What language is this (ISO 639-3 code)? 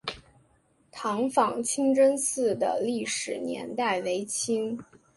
zho